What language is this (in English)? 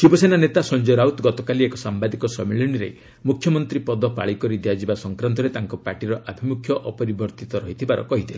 Odia